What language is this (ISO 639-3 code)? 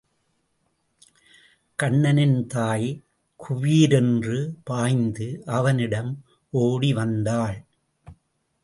tam